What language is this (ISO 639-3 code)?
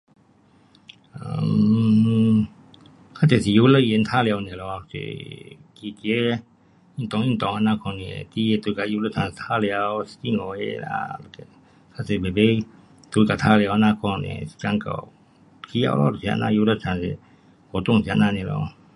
cpx